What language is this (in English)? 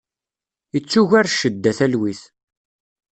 Kabyle